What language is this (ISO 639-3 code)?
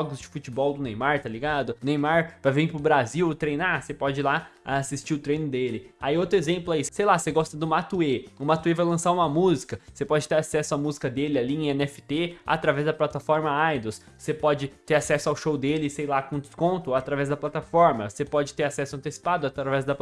por